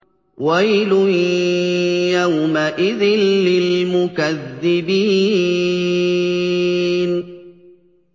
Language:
Arabic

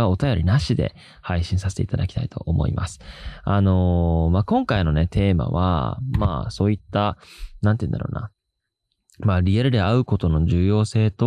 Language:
Japanese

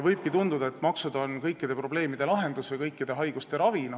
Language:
Estonian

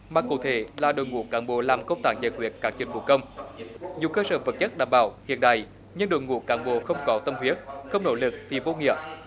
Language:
Vietnamese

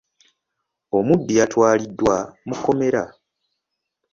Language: Ganda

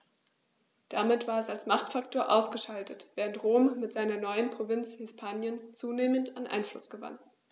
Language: German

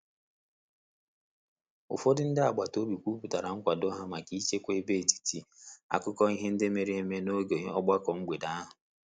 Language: Igbo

